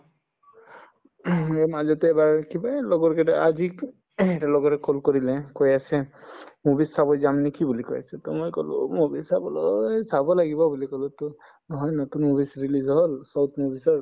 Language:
Assamese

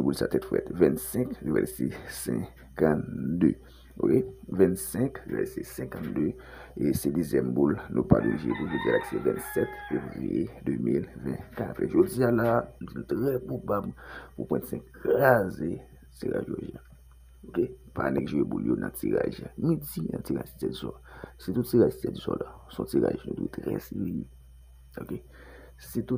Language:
French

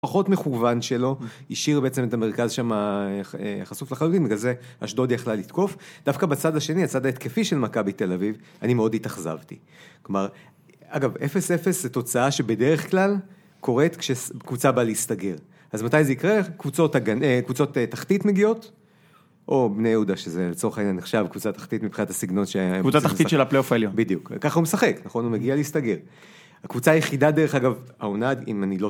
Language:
Hebrew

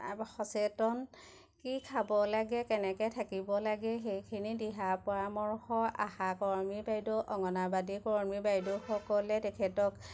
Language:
Assamese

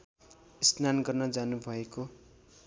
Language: Nepali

